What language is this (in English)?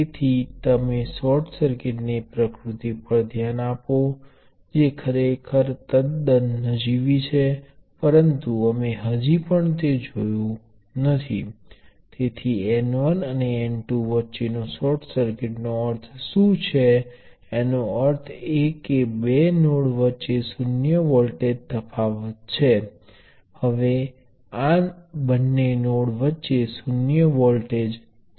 Gujarati